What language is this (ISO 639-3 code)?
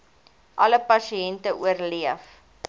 afr